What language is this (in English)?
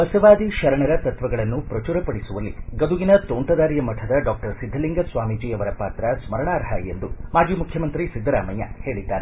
Kannada